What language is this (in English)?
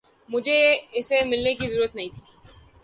Urdu